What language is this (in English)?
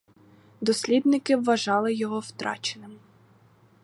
Ukrainian